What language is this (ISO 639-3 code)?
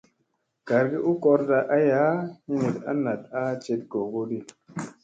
mse